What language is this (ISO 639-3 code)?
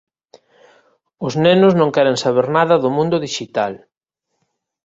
glg